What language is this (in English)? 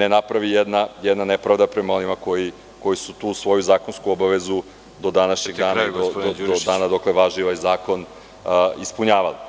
Serbian